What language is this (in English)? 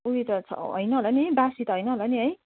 Nepali